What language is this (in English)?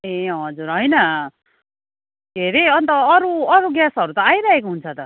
Nepali